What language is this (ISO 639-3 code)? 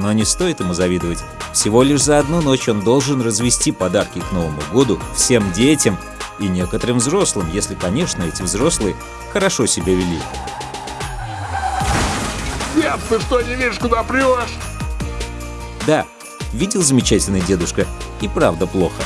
rus